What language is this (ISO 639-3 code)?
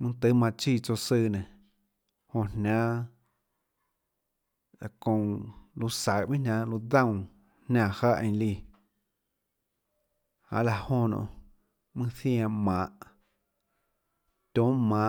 ctl